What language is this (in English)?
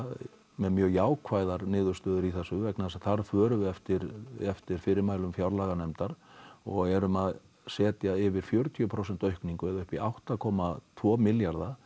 Icelandic